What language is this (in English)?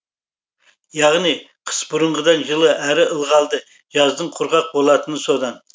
Kazakh